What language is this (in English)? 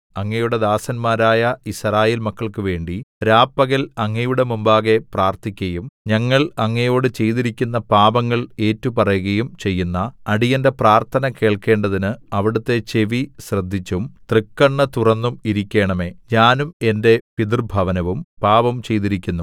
Malayalam